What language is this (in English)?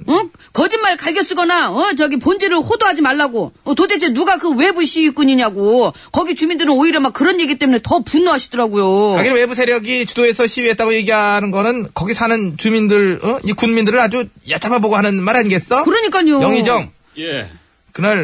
Korean